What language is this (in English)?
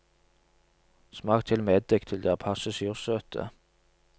Norwegian